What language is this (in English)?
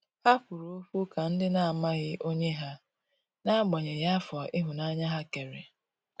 Igbo